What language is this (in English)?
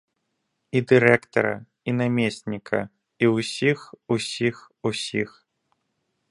Belarusian